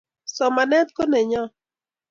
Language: Kalenjin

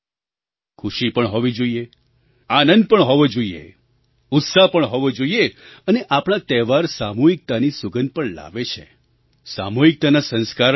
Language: Gujarati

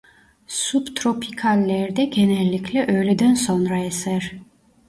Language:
Turkish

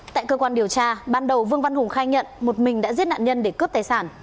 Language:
Vietnamese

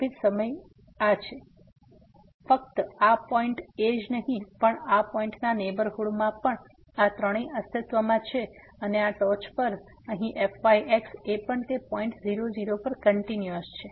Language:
Gujarati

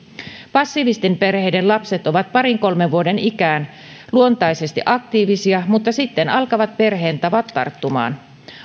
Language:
Finnish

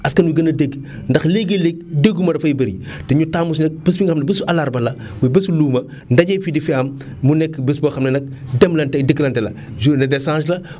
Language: Wolof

